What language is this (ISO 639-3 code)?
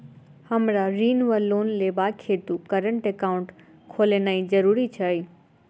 mai